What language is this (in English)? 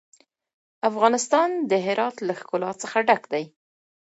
Pashto